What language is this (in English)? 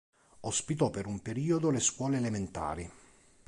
Italian